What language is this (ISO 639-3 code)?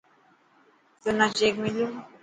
mki